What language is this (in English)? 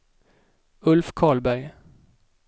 Swedish